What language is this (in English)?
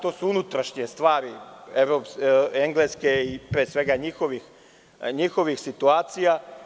Serbian